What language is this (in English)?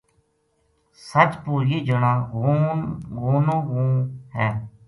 Gujari